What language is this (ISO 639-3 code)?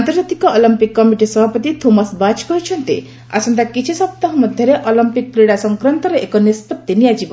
ori